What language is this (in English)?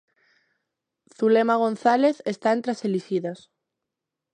Galician